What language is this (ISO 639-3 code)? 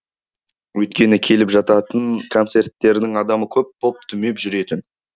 kaz